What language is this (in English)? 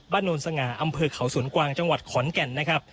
Thai